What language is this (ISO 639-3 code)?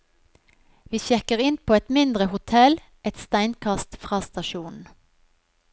nor